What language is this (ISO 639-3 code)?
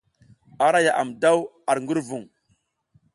giz